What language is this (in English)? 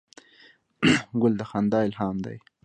Pashto